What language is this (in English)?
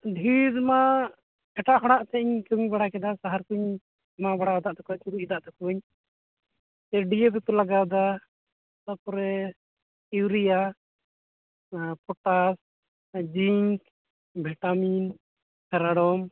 Santali